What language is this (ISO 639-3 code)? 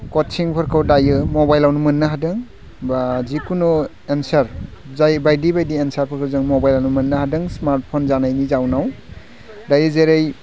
brx